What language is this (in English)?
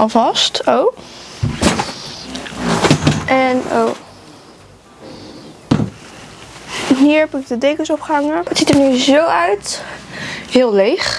Dutch